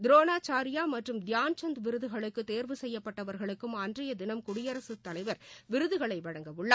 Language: Tamil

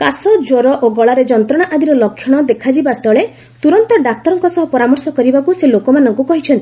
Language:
Odia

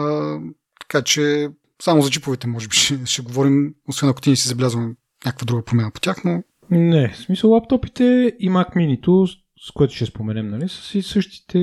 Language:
Bulgarian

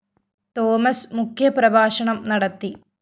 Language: Malayalam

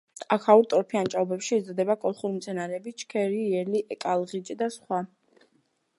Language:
Georgian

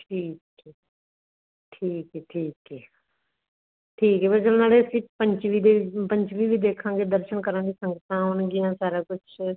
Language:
Punjabi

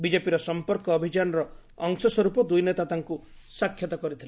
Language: Odia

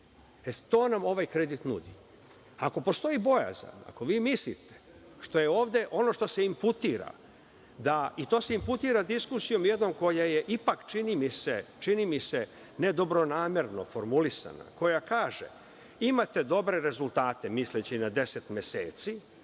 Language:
Serbian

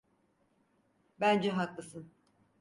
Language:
Turkish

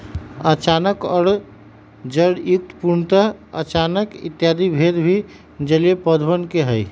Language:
Magahi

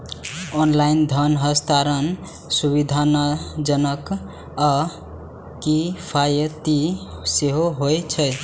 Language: Maithili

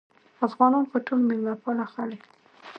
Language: Pashto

